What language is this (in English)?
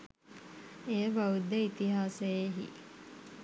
Sinhala